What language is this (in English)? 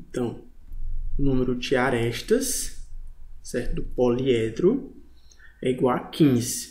Portuguese